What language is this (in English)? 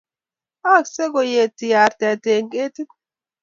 Kalenjin